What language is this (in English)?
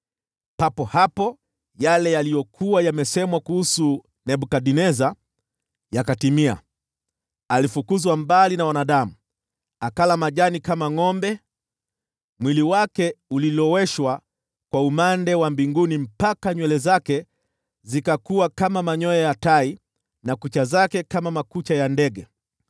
Swahili